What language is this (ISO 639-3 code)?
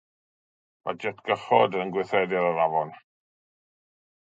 cym